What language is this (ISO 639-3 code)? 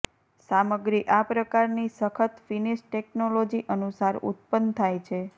guj